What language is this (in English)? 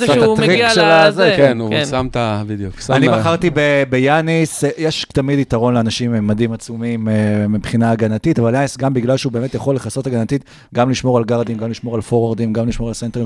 Hebrew